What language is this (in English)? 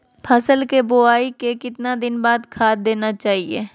Magahi